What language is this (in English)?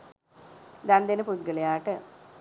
Sinhala